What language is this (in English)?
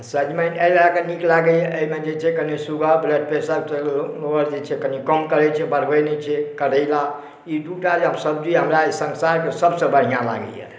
Maithili